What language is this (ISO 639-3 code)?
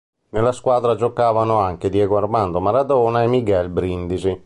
ita